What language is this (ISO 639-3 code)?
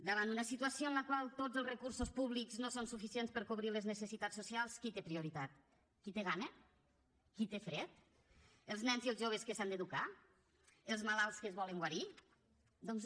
cat